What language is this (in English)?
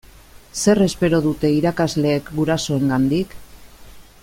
Basque